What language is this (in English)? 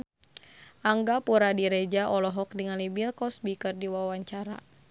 Sundanese